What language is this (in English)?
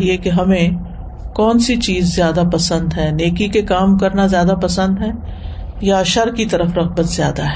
Urdu